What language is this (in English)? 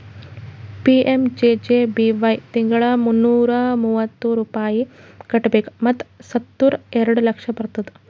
Kannada